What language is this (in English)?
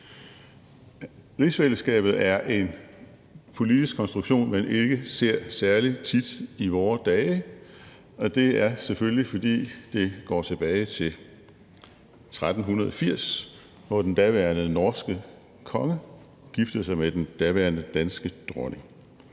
Danish